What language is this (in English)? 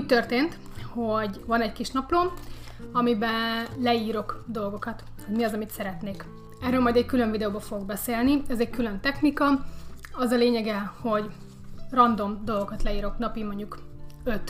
Hungarian